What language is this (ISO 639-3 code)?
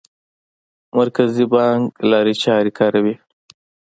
pus